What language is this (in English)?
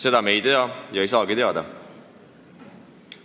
Estonian